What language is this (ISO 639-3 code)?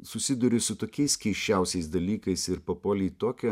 lit